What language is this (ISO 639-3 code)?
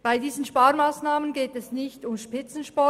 gsw